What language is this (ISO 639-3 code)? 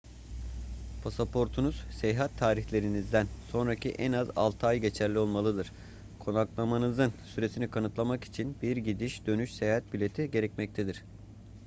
tur